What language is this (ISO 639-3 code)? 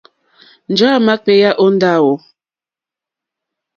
bri